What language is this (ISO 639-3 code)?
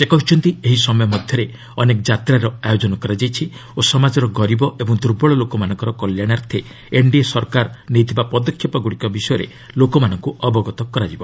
ori